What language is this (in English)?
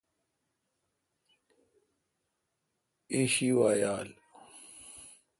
Kalkoti